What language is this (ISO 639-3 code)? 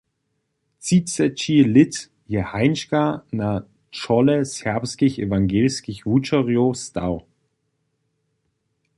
hsb